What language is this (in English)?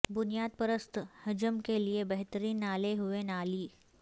Urdu